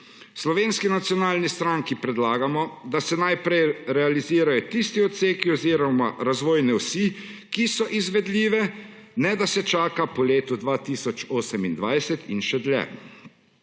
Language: Slovenian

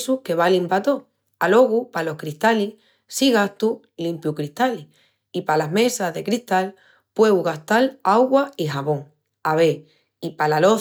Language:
Extremaduran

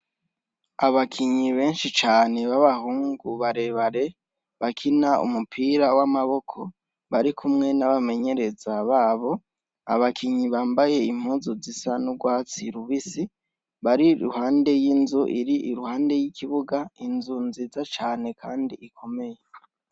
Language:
Rundi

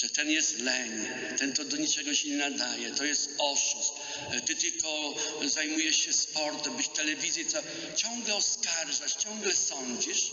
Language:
Polish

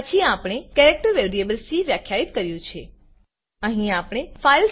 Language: Gujarati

